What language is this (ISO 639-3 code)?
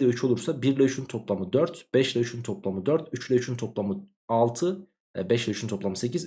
tur